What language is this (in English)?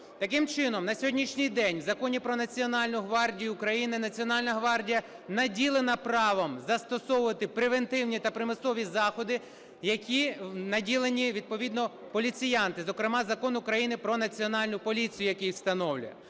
Ukrainian